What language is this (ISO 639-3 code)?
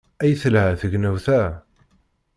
kab